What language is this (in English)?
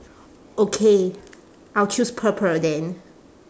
English